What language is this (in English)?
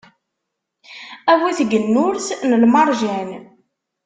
Kabyle